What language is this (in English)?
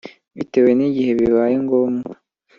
Kinyarwanda